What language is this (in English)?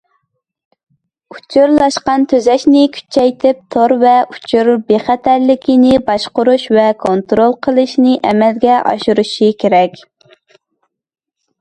Uyghur